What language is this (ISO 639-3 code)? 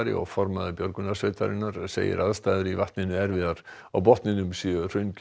isl